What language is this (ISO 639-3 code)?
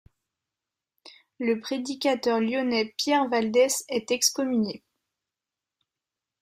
fra